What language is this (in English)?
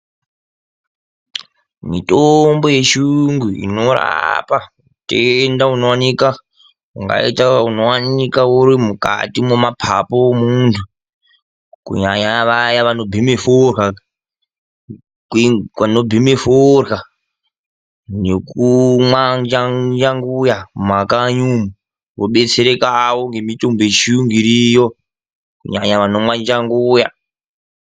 Ndau